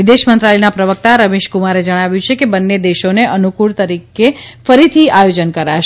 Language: Gujarati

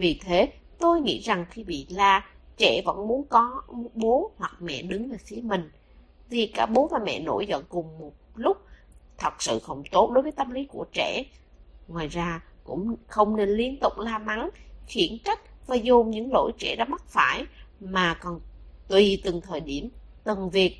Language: Vietnamese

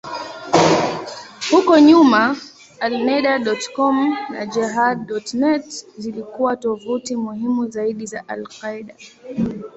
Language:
Swahili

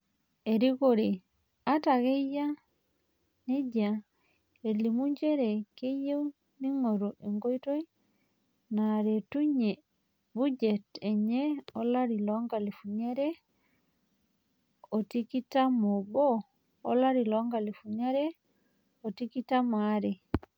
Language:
Masai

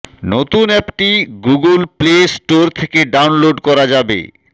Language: Bangla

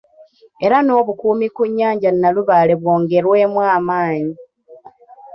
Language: Ganda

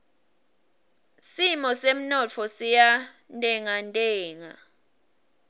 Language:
Swati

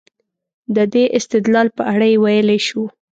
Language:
Pashto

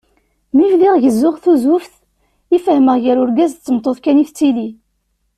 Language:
Kabyle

